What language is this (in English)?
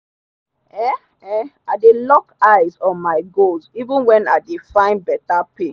Nigerian Pidgin